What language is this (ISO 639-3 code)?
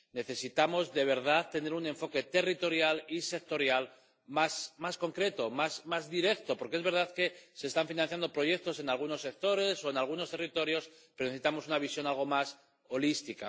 spa